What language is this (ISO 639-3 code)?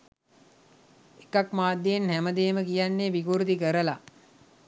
sin